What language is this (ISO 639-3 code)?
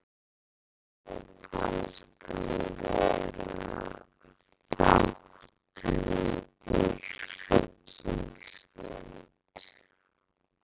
isl